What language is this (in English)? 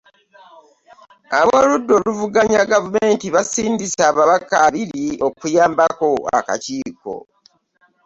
Ganda